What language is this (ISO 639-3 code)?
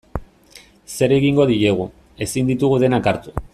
eus